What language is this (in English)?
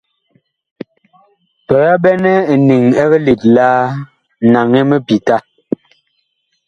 Bakoko